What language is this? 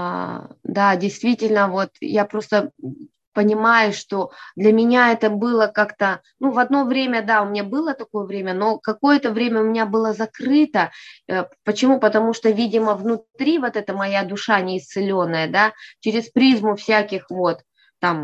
Russian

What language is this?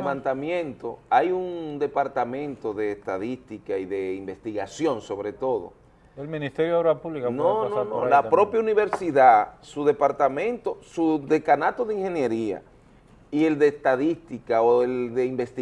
Spanish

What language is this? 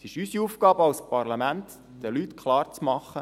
Swiss German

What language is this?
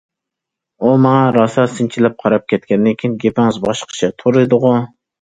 Uyghur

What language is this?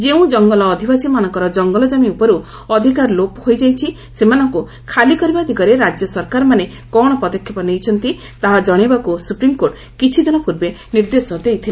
Odia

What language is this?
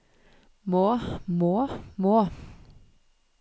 Norwegian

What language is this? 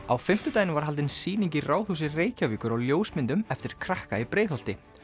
Icelandic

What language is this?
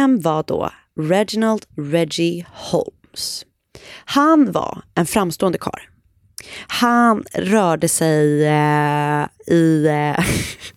Swedish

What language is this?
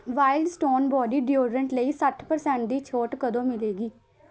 Punjabi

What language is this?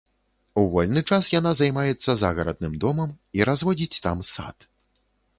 Belarusian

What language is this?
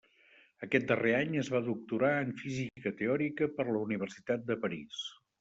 Catalan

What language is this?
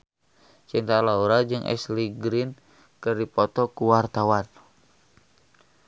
Sundanese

